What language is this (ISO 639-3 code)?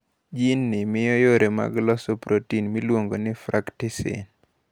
luo